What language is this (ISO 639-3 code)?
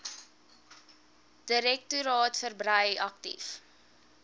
afr